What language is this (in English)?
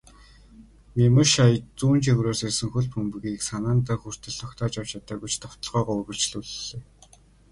Mongolian